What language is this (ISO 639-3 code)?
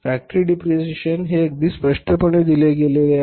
mar